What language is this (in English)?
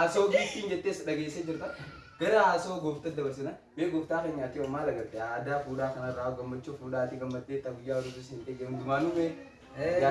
Oromo